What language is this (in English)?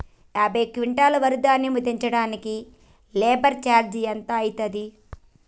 Telugu